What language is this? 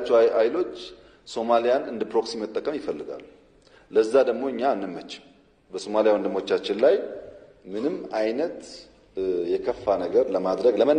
Amharic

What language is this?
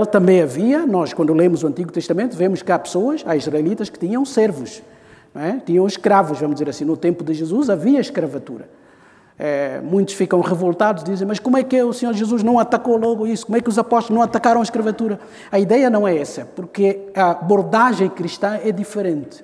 Portuguese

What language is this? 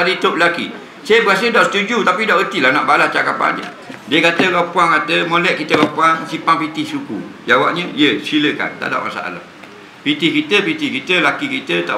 Malay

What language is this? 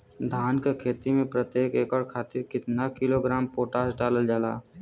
Bhojpuri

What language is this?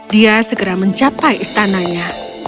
Indonesian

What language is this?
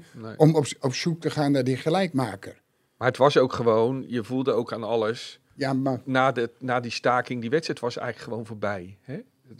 Dutch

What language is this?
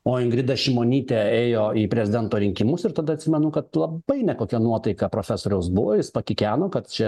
Lithuanian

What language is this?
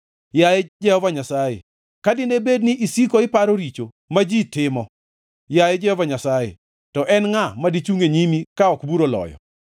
Luo (Kenya and Tanzania)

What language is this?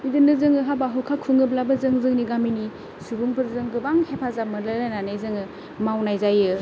Bodo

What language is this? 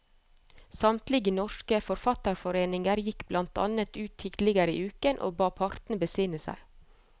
Norwegian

